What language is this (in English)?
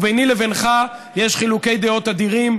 Hebrew